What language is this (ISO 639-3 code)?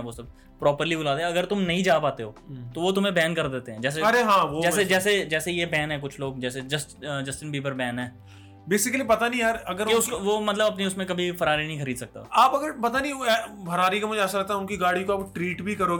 hin